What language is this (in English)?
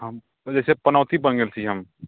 Maithili